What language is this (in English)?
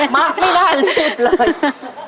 Thai